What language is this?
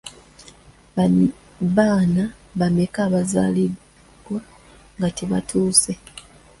Ganda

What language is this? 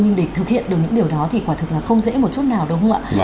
Vietnamese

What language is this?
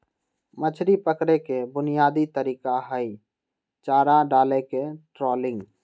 Magahi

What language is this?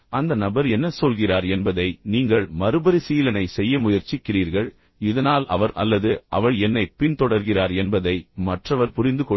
Tamil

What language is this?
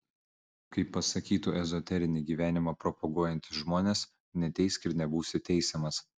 Lithuanian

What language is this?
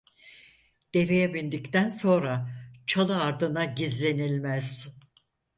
Turkish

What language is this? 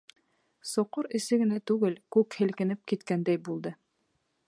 Bashkir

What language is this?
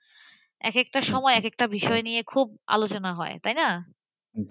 Bangla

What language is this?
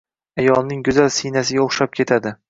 Uzbek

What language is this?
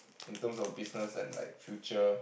English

